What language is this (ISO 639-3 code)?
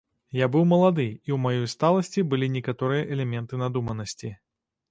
bel